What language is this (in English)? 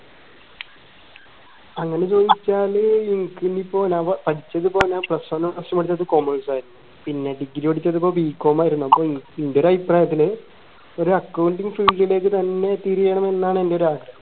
Malayalam